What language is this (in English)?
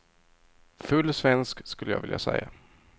Swedish